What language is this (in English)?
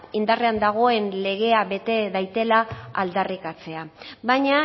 Basque